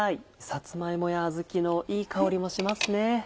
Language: Japanese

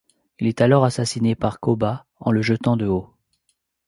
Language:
French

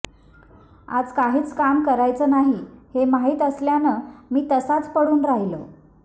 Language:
Marathi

